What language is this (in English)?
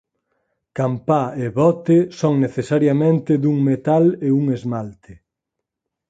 Galician